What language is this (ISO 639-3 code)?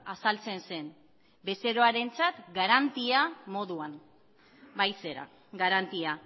eus